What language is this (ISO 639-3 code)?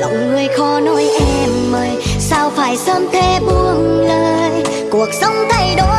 vie